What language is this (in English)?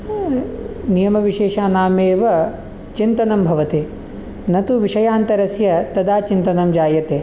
Sanskrit